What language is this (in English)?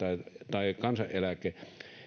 Finnish